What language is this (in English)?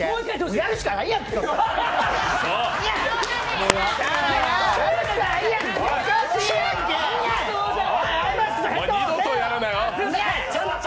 Japanese